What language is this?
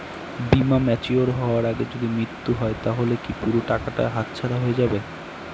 Bangla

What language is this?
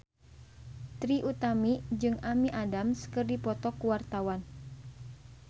Sundanese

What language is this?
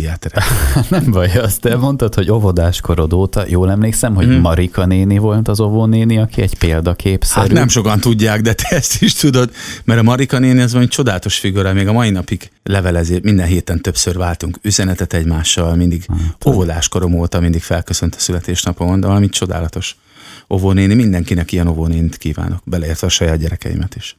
Hungarian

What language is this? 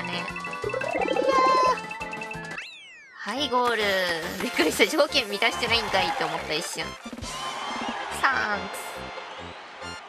Japanese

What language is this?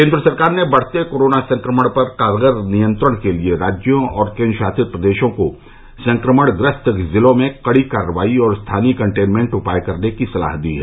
Hindi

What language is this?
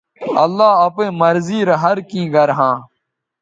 Bateri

